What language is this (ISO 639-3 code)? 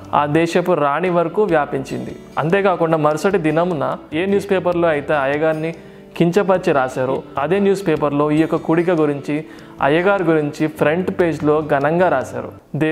tel